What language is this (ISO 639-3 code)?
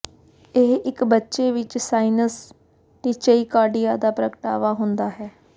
pan